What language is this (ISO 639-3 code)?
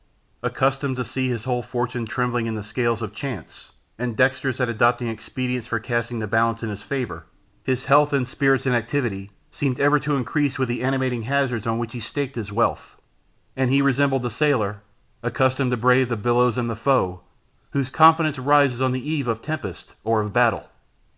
eng